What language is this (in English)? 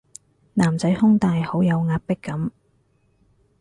Cantonese